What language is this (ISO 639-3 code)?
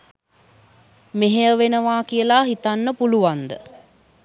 sin